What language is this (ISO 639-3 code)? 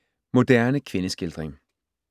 dan